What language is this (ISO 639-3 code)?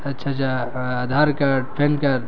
urd